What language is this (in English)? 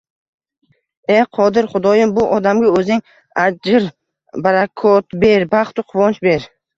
Uzbek